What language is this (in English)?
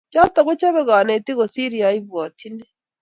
Kalenjin